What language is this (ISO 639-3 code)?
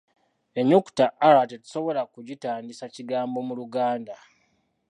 lug